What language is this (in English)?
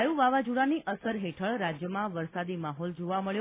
Gujarati